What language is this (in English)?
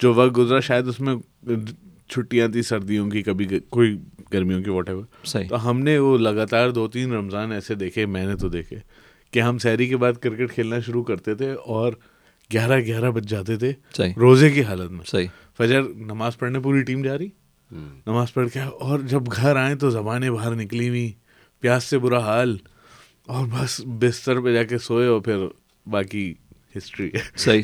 Urdu